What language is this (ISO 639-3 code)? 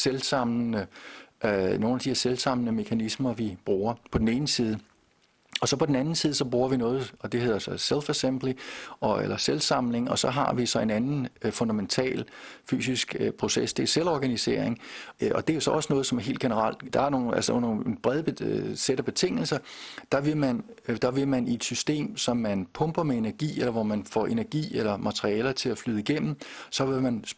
dan